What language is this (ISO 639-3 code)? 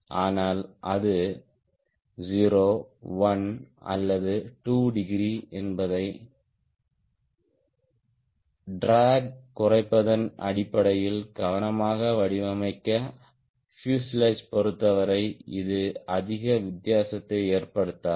tam